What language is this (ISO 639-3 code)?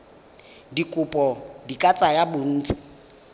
tsn